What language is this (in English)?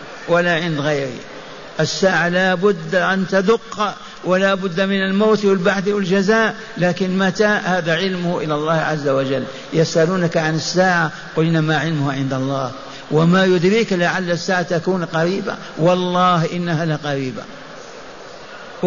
Arabic